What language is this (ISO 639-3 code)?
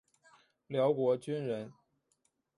zho